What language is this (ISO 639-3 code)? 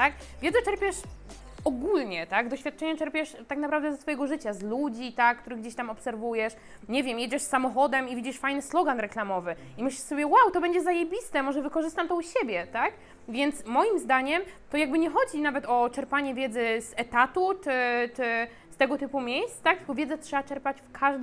pol